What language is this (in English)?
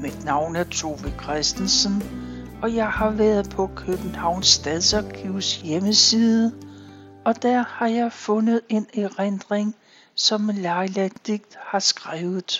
Danish